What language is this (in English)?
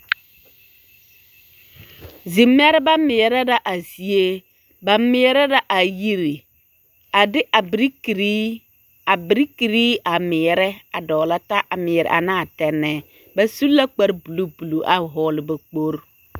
Southern Dagaare